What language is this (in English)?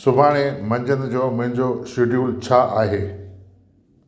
Sindhi